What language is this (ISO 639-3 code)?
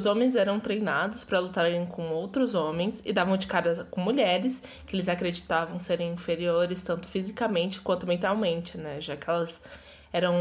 por